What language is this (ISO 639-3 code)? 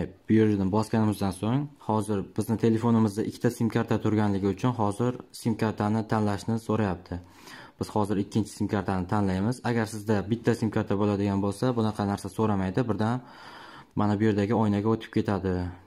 tur